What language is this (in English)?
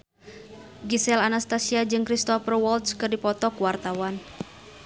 Sundanese